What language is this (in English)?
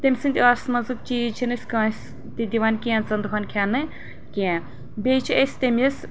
Kashmiri